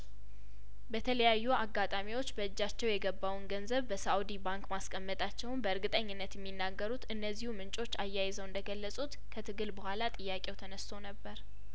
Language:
Amharic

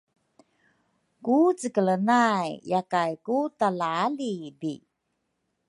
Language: Rukai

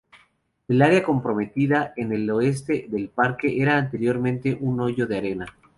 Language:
Spanish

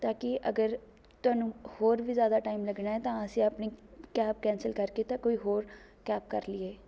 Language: Punjabi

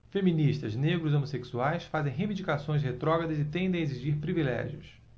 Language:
Portuguese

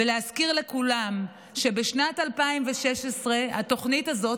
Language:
Hebrew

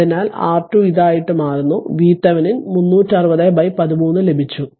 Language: Malayalam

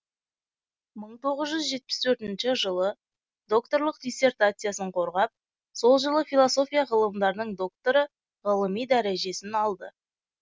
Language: Kazakh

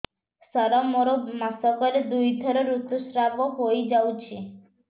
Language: Odia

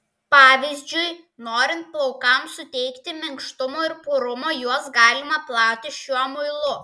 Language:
Lithuanian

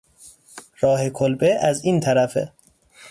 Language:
Persian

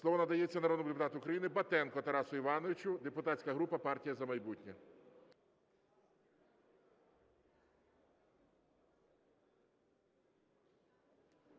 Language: Ukrainian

